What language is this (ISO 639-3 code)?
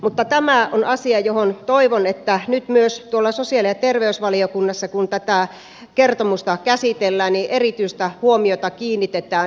fin